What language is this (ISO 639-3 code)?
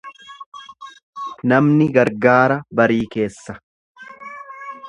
orm